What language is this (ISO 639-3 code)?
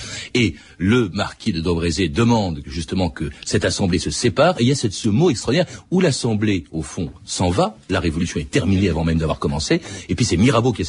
fra